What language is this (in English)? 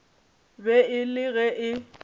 Northern Sotho